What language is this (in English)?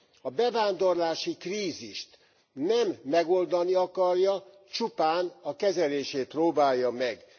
Hungarian